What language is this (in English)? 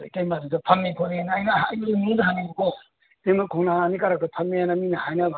Manipuri